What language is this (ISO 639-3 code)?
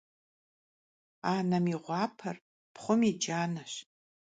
kbd